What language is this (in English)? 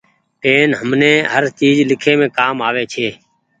Goaria